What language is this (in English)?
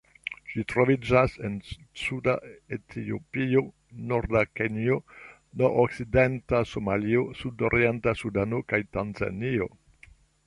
Esperanto